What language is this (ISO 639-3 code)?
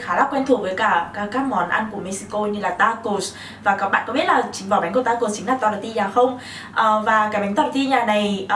vie